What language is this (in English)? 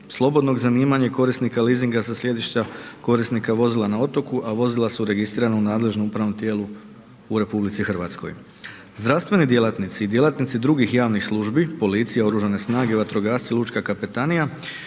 Croatian